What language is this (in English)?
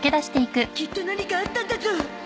Japanese